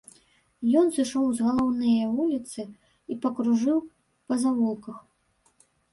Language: Belarusian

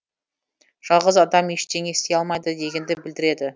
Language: Kazakh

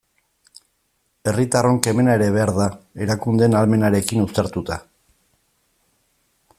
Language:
Basque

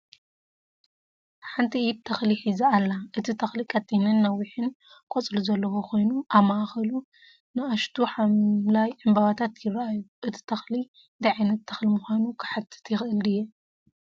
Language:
Tigrinya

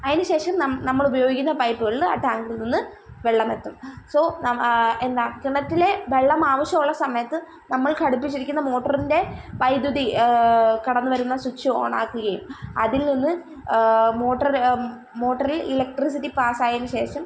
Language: Malayalam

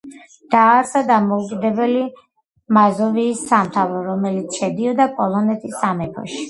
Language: Georgian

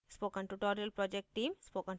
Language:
Hindi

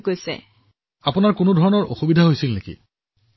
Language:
Assamese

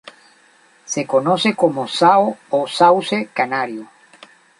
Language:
Spanish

